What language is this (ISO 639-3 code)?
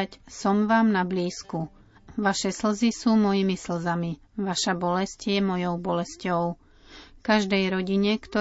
slk